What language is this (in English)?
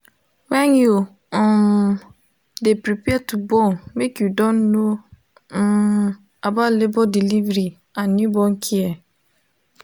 Nigerian Pidgin